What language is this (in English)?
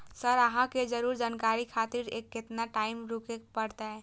Maithili